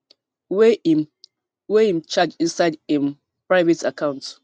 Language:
Nigerian Pidgin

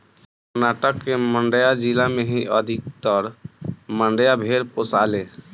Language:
Bhojpuri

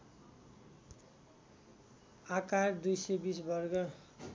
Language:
Nepali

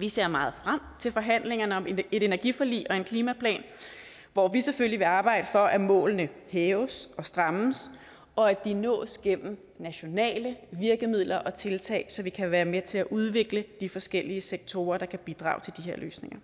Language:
Danish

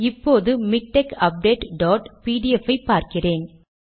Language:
Tamil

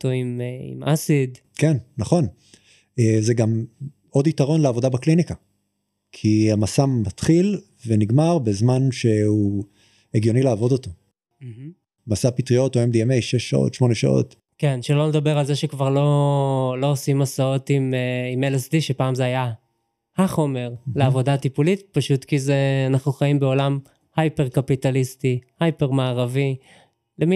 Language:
Hebrew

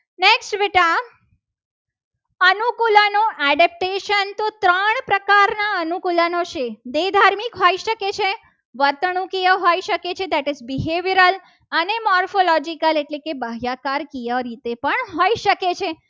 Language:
Gujarati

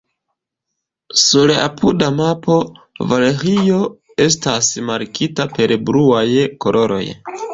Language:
Esperanto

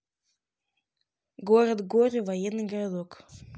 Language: Russian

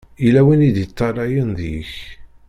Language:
Kabyle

